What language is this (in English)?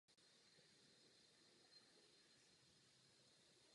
Czech